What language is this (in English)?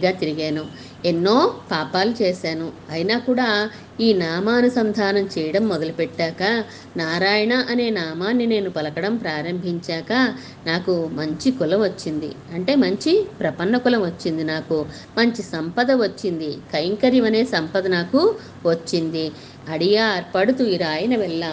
Telugu